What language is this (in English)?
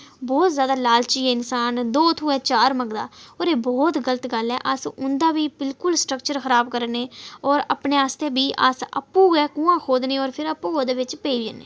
Dogri